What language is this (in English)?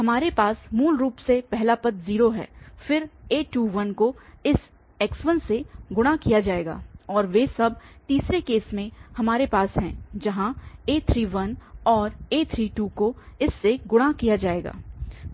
Hindi